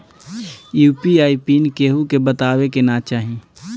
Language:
Bhojpuri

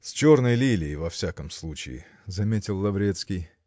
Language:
Russian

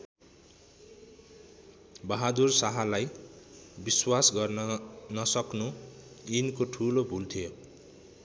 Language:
Nepali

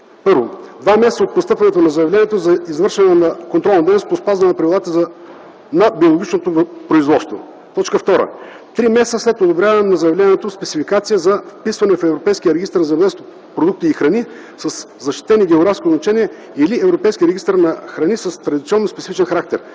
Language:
Bulgarian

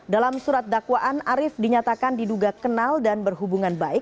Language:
Indonesian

